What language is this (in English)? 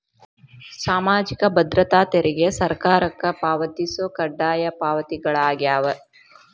Kannada